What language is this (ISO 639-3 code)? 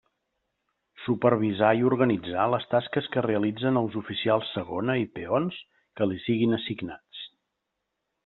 cat